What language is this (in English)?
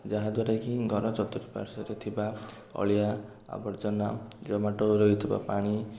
Odia